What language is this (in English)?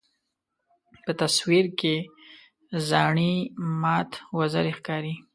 Pashto